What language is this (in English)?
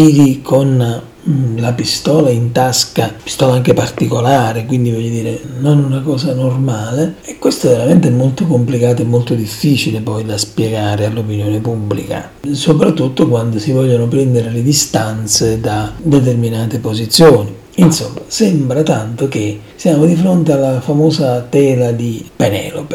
Italian